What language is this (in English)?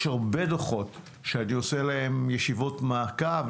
Hebrew